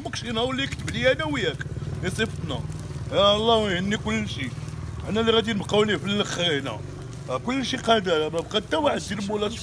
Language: Arabic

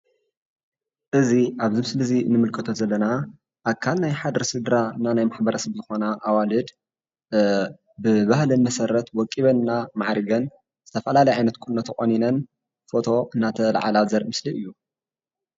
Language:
Tigrinya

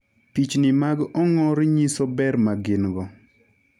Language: Luo (Kenya and Tanzania)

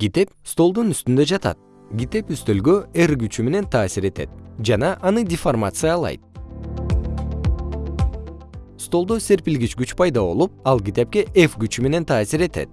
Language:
Kyrgyz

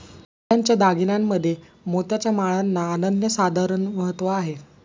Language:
Marathi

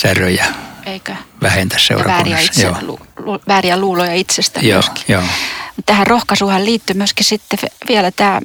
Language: Finnish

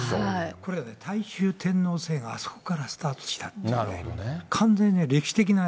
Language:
Japanese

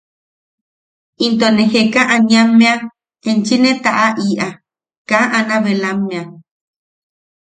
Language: Yaqui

